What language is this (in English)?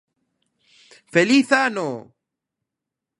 Galician